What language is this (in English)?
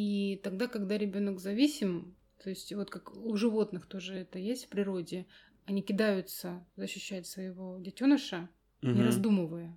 Russian